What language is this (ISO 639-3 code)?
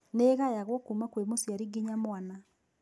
kik